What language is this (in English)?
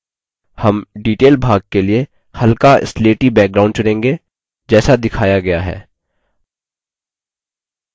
Hindi